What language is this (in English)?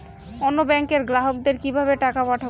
Bangla